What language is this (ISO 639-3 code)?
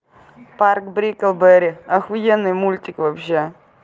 rus